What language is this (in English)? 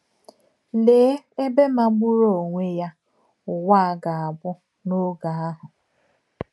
Igbo